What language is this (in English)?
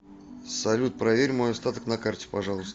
Russian